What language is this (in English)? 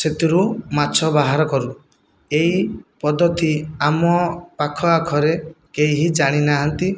Odia